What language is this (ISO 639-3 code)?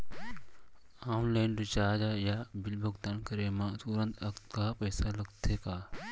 hne